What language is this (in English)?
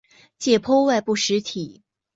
Chinese